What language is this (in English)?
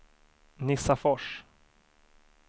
Swedish